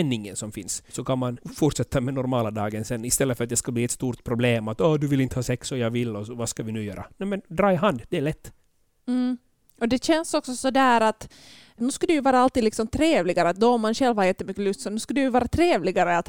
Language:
Swedish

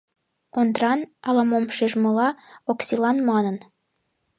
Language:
Mari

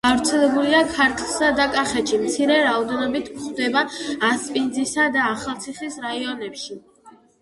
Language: Georgian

